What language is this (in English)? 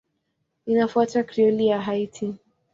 Swahili